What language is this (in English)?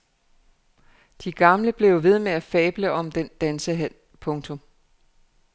Danish